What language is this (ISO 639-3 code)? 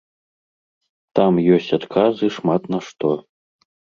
bel